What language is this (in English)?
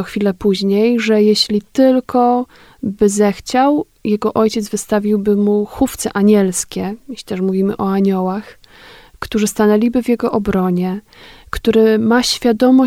Polish